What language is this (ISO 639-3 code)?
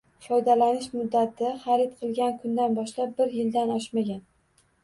uzb